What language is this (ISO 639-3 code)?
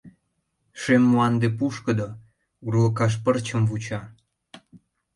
chm